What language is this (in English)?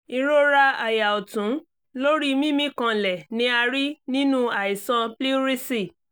Yoruba